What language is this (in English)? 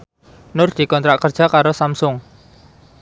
Javanese